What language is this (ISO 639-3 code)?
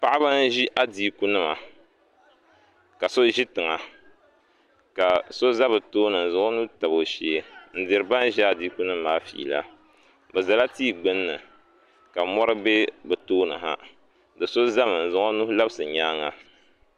dag